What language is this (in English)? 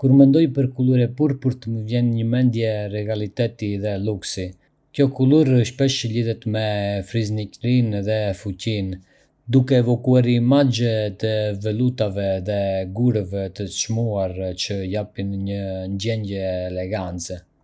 Arbëreshë Albanian